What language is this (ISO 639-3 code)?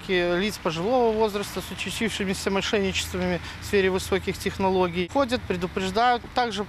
rus